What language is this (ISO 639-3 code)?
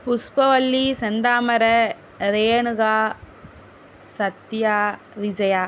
tam